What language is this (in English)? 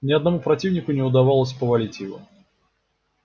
Russian